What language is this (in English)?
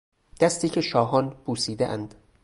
Persian